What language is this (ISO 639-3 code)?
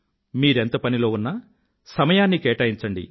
tel